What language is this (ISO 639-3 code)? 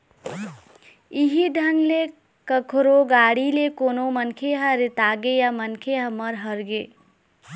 hne